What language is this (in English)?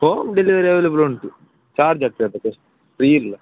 Kannada